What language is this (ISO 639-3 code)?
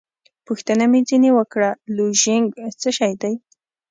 pus